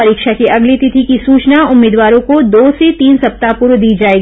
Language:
Hindi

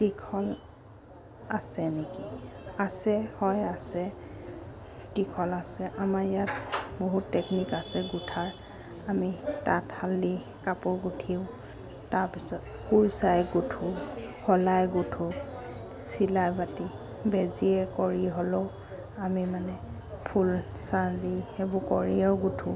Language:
Assamese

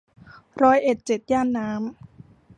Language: Thai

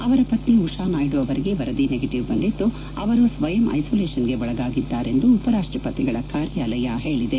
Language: Kannada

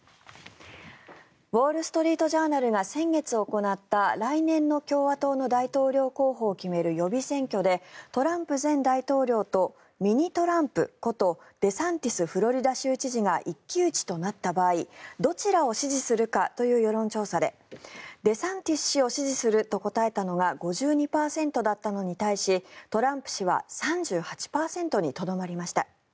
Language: Japanese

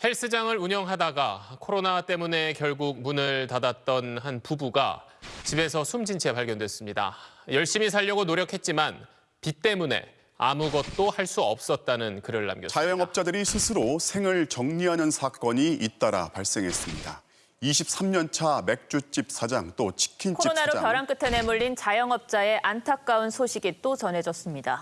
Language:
Korean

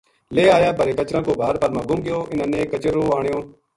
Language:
Gujari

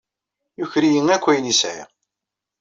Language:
Kabyle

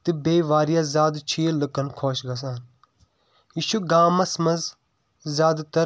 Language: Kashmiri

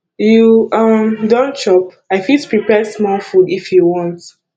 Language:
Nigerian Pidgin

